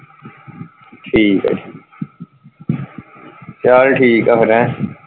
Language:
Punjabi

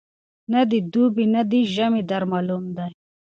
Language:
Pashto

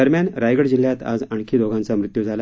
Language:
Marathi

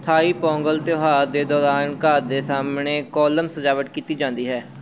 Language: Punjabi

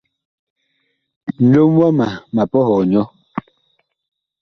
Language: Bakoko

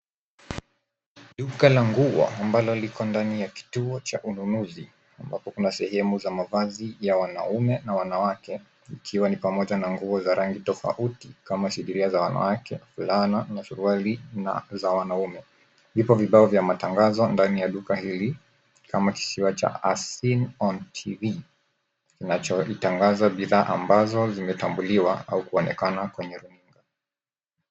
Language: Swahili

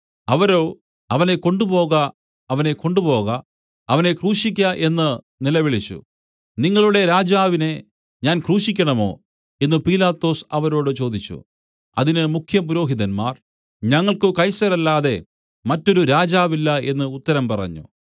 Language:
Malayalam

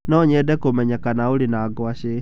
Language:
Kikuyu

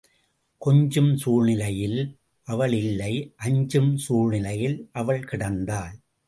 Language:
Tamil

